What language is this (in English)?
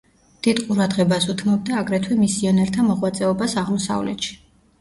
Georgian